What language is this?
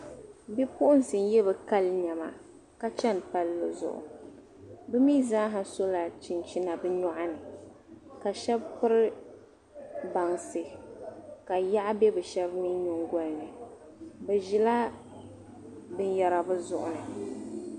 Dagbani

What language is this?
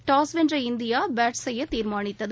Tamil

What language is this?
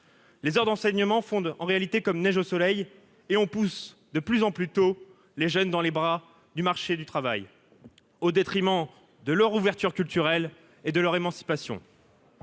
French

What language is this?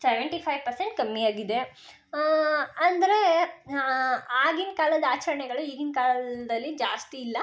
Kannada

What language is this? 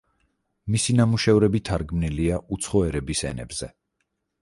Georgian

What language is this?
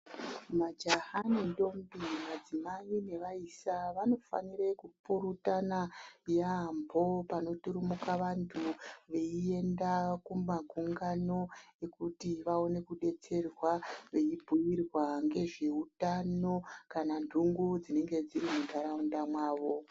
Ndau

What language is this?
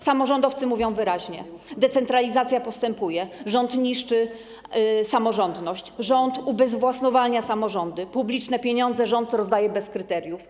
Polish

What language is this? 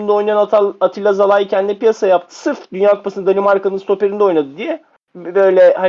Turkish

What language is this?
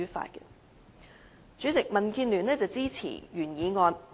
Cantonese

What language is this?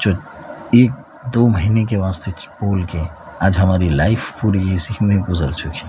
Urdu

